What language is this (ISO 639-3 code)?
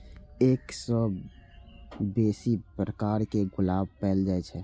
mai